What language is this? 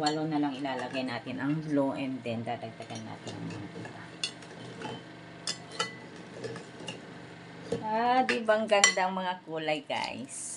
Filipino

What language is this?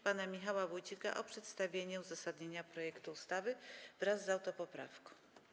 Polish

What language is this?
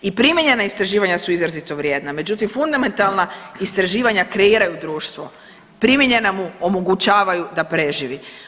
Croatian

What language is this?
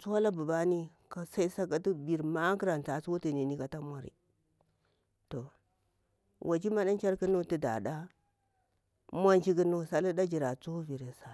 Bura-Pabir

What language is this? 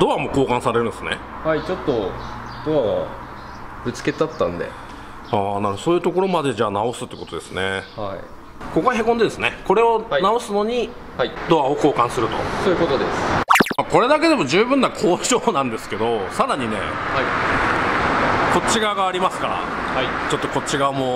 Japanese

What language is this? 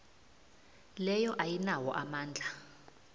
South Ndebele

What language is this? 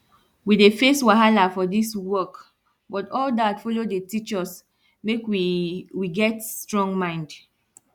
Nigerian Pidgin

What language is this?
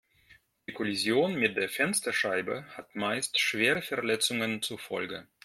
German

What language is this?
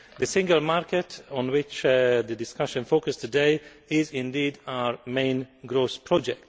English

